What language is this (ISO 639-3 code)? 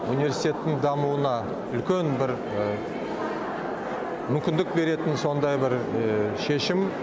kaz